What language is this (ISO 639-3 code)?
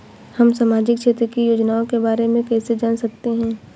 hin